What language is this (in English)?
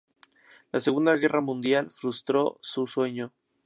Spanish